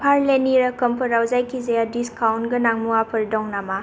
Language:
Bodo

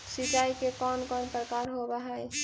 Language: Magahi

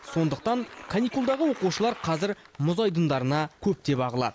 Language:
Kazakh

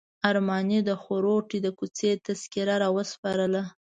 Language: Pashto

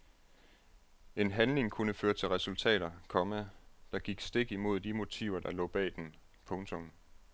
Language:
Danish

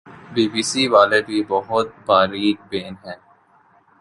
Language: Urdu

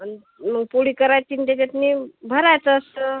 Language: Marathi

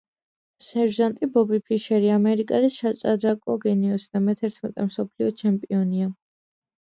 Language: Georgian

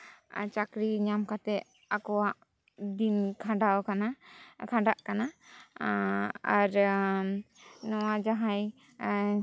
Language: Santali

